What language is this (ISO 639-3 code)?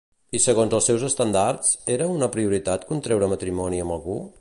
cat